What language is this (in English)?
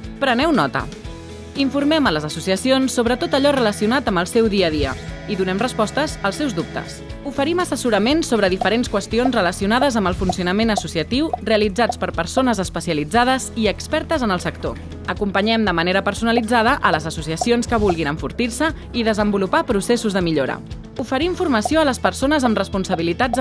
Catalan